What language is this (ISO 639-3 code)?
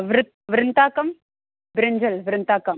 san